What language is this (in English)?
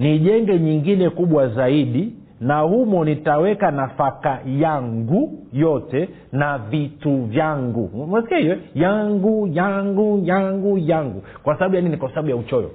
Swahili